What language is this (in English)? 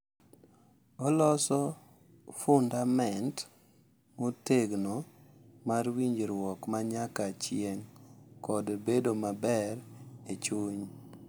Luo (Kenya and Tanzania)